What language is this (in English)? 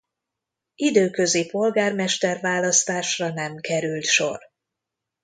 Hungarian